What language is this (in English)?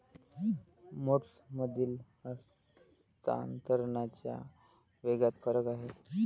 Marathi